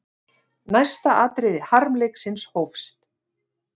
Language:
Icelandic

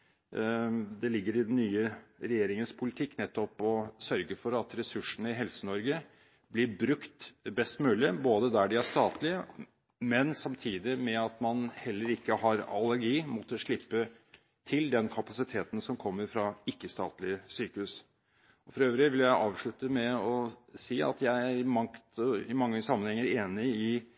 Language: Norwegian Bokmål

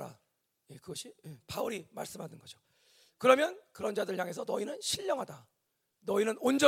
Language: Korean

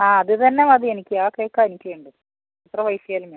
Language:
Malayalam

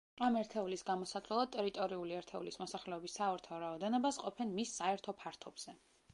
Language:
Georgian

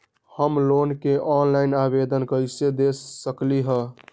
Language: Magahi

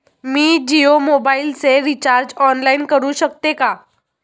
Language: Marathi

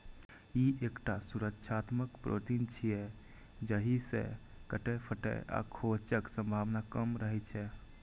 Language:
Maithili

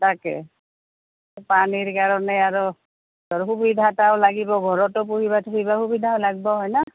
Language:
Assamese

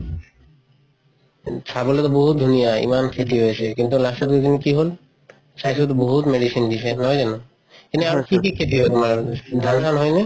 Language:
Assamese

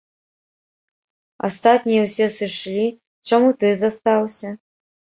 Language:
Belarusian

